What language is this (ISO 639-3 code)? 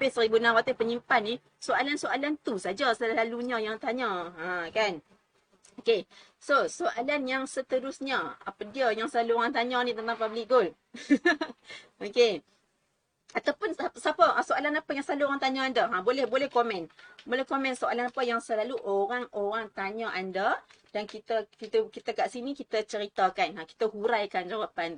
msa